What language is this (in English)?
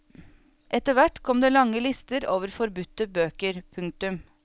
Norwegian